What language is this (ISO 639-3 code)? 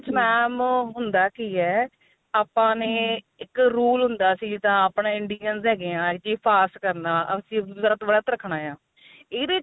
pan